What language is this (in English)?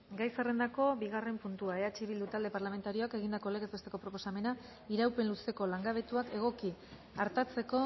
Basque